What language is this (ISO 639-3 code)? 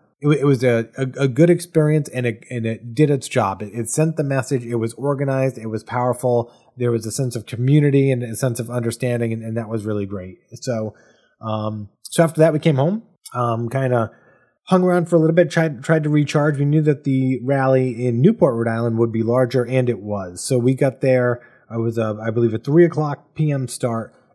eng